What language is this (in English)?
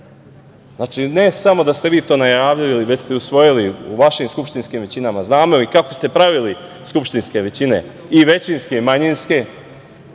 Serbian